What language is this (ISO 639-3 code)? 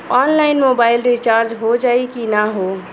bho